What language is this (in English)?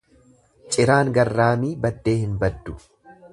Oromo